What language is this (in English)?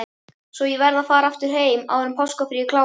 Icelandic